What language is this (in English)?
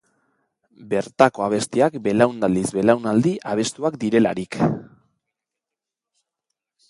Basque